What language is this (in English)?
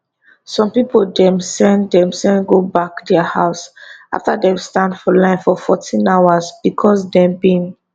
Nigerian Pidgin